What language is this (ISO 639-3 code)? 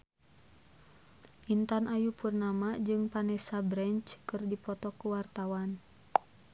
sun